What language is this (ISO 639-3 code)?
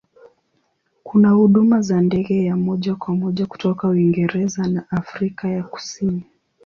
swa